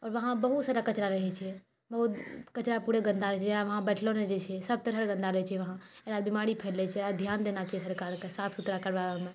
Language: Maithili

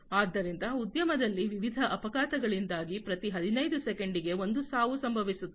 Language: Kannada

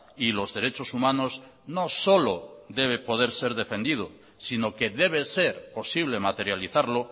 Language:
Spanish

